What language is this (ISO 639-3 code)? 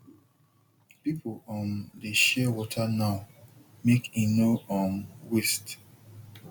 pcm